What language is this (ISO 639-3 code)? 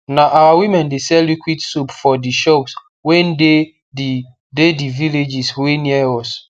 pcm